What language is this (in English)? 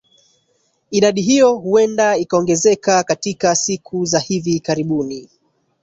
Swahili